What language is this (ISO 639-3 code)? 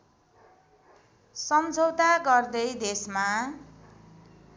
nep